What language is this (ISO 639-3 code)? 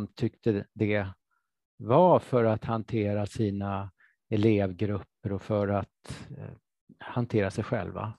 swe